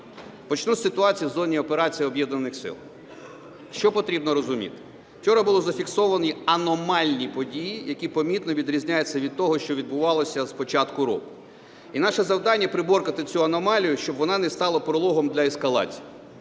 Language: Ukrainian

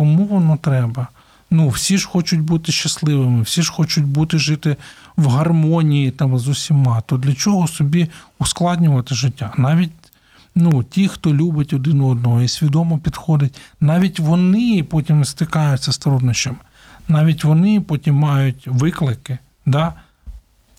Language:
Ukrainian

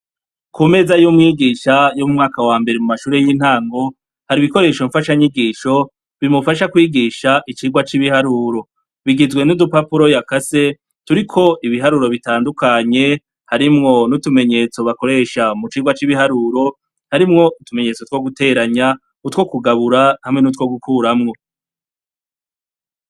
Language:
Rundi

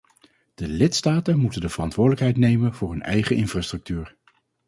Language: Dutch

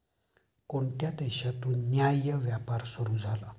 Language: Marathi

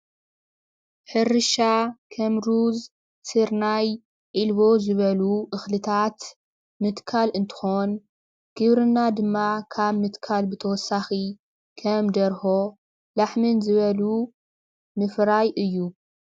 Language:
Tigrinya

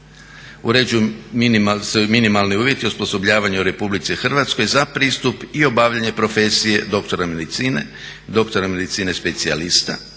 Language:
Croatian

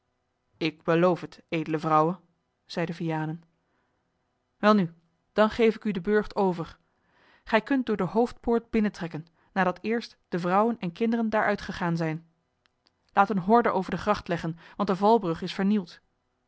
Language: Dutch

